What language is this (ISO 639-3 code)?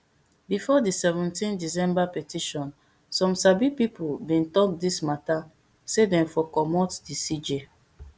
pcm